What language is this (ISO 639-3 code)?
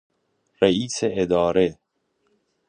fas